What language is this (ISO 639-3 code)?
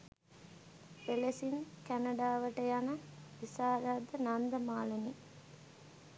sin